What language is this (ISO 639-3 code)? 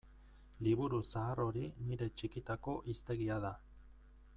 eus